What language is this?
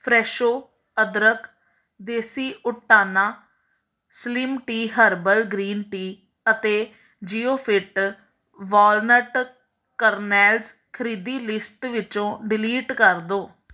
Punjabi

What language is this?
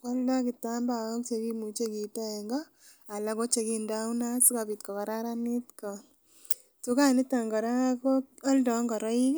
Kalenjin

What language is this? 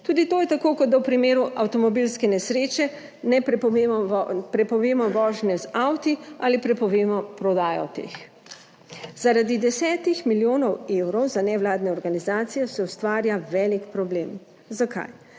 Slovenian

